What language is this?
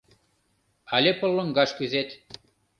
Mari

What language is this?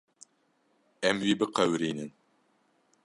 Kurdish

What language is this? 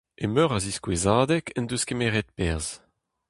Breton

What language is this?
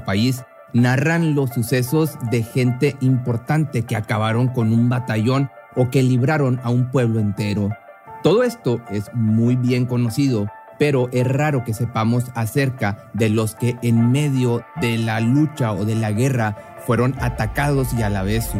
Spanish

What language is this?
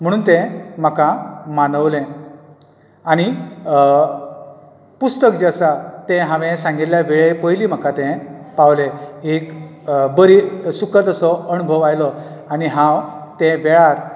Konkani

